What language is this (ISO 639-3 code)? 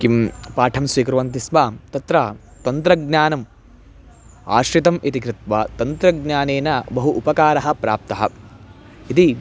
san